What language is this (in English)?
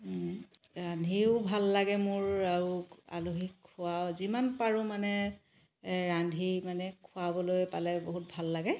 Assamese